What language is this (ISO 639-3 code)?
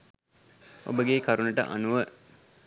sin